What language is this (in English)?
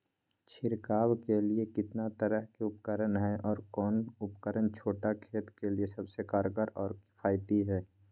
Magahi